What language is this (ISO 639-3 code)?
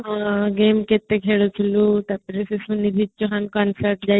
ori